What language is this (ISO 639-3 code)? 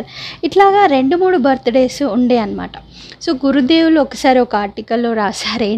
tel